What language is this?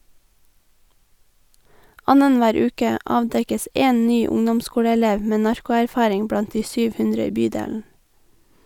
Norwegian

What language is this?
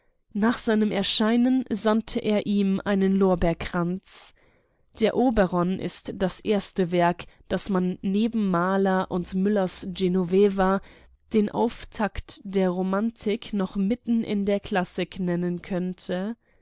German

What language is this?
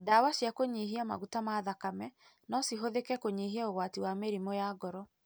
Kikuyu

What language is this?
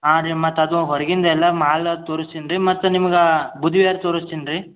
Kannada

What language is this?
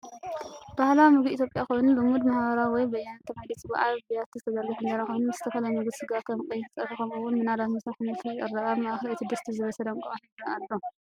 Tigrinya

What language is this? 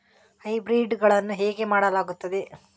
Kannada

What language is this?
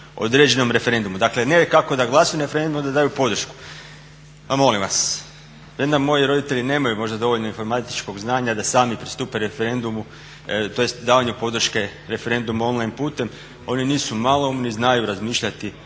Croatian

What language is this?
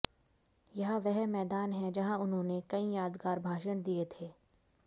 Hindi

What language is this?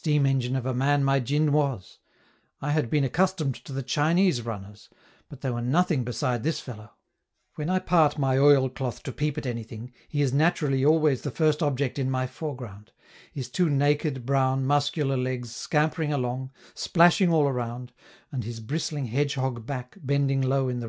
English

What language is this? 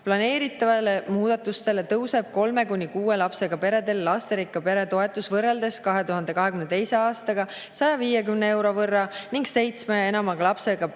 Estonian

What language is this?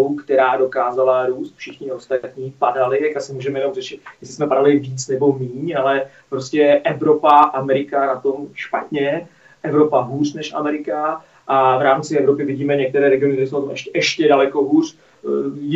Czech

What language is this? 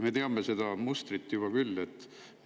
Estonian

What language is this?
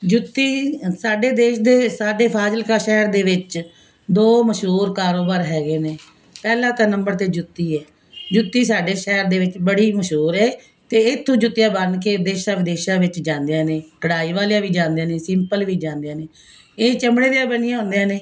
Punjabi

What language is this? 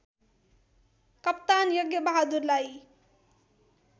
Nepali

